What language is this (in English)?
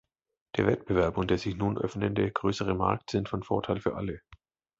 German